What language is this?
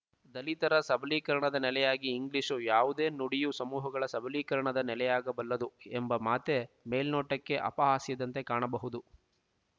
Kannada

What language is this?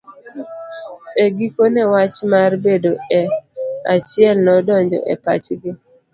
Luo (Kenya and Tanzania)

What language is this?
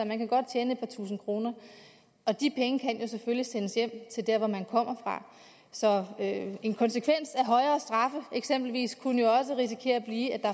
Danish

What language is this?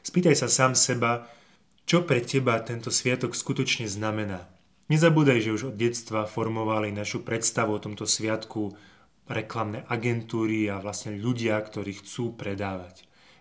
Slovak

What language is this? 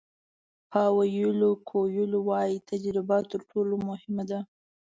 Pashto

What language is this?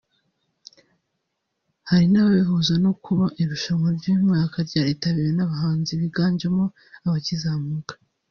Kinyarwanda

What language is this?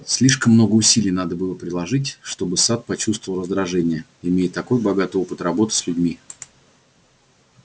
Russian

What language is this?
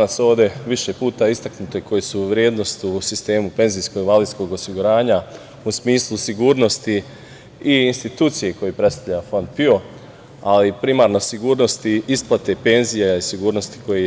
Serbian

